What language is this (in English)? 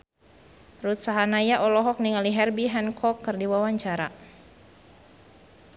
Sundanese